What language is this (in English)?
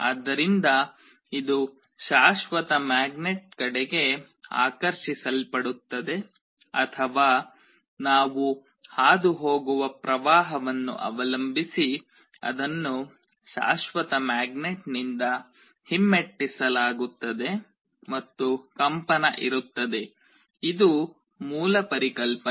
Kannada